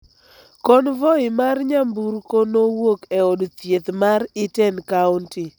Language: Luo (Kenya and Tanzania)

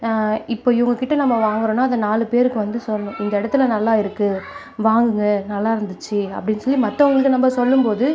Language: Tamil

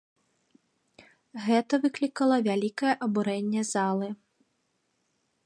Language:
Belarusian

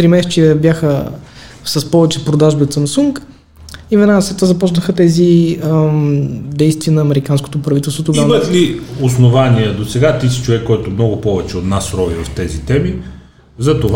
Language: Bulgarian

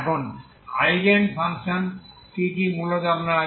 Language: Bangla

